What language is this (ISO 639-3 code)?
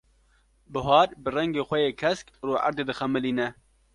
kur